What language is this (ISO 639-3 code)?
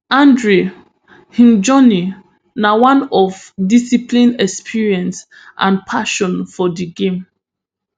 pcm